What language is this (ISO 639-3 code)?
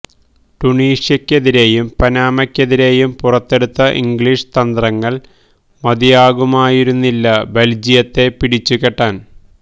mal